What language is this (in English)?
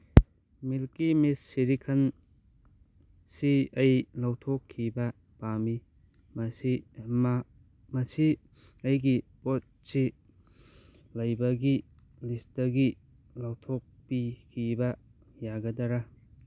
Manipuri